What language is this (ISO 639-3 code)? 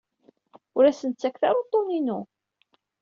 kab